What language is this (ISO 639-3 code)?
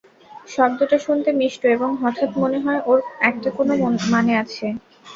ben